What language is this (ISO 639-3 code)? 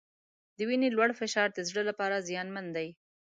pus